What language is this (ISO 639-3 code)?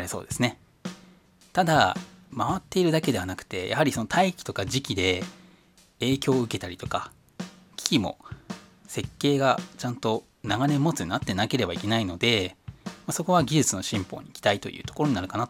jpn